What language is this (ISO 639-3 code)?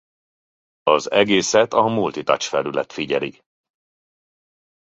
hun